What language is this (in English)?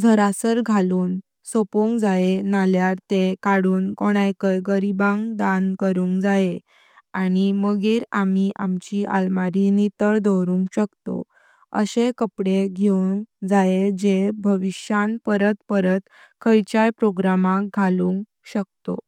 Konkani